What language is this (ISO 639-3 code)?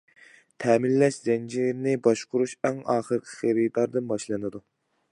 uig